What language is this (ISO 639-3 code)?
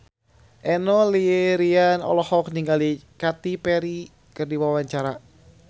sun